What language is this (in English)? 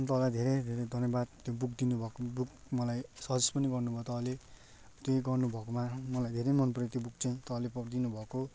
Nepali